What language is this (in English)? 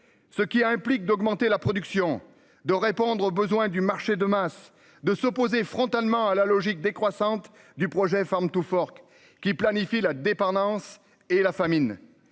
French